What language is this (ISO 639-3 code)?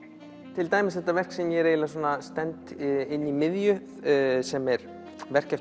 isl